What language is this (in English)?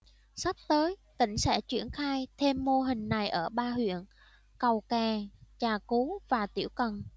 Vietnamese